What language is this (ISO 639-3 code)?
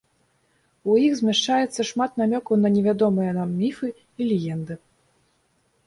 bel